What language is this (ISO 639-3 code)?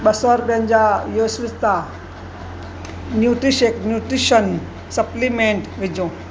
snd